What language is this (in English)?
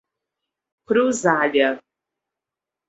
Portuguese